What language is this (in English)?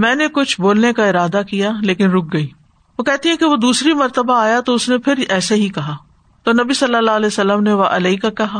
Urdu